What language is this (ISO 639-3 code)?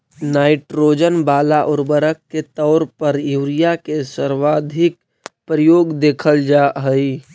mag